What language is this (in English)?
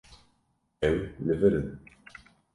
Kurdish